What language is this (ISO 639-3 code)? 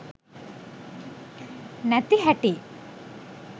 sin